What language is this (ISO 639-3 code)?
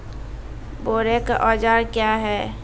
mai